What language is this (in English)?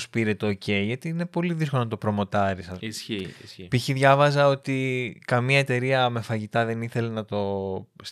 Greek